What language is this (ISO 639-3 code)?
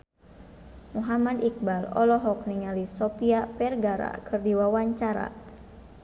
sun